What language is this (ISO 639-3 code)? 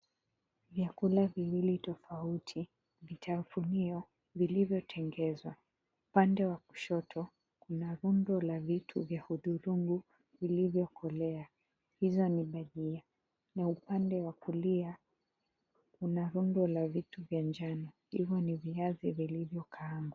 swa